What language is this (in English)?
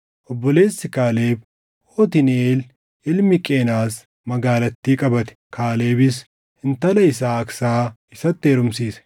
Oromo